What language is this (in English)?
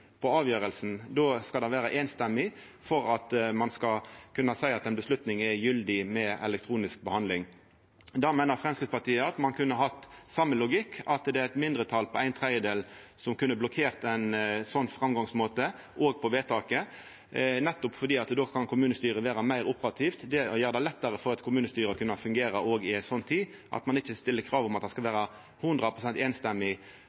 Norwegian Nynorsk